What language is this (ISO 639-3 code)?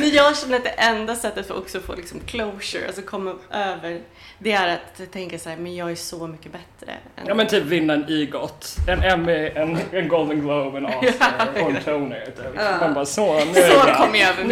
swe